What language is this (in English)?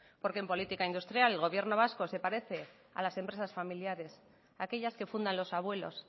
Spanish